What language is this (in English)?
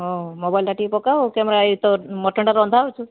Odia